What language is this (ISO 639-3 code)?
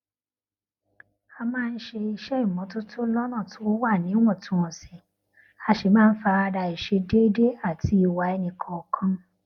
yor